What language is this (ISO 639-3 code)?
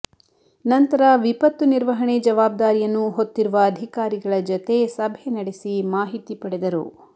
kan